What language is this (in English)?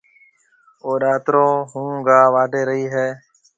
Marwari (Pakistan)